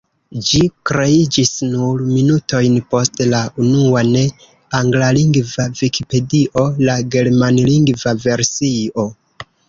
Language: Esperanto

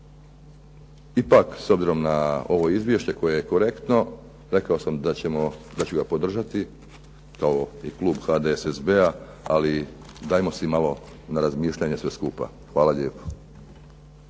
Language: Croatian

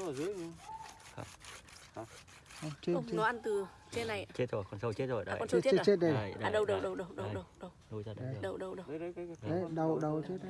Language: Vietnamese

